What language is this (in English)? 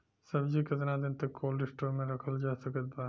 Bhojpuri